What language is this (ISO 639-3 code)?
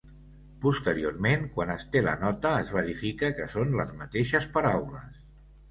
cat